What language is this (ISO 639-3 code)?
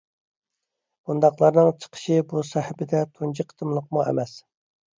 uig